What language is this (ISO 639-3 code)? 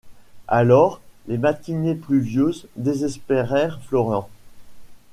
fra